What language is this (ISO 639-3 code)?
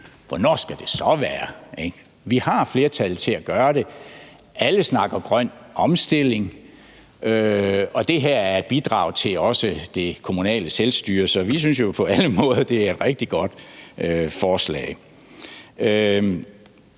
dan